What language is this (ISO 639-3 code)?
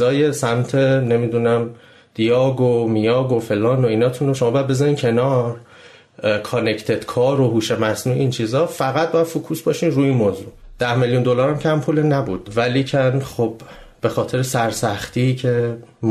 fas